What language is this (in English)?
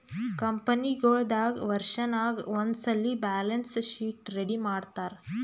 Kannada